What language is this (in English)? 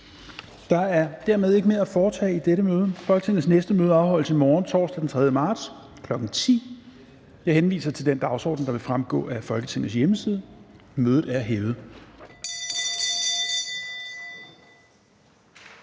Danish